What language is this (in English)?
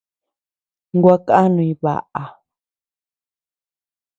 Tepeuxila Cuicatec